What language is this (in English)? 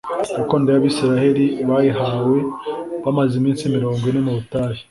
Kinyarwanda